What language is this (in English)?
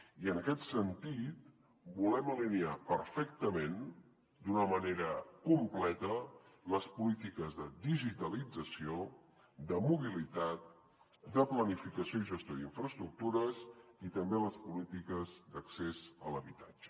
Catalan